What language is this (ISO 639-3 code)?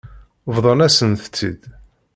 kab